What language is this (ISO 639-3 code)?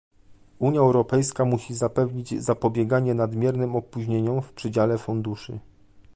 pol